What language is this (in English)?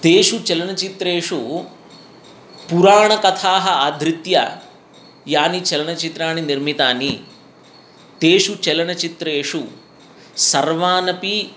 Sanskrit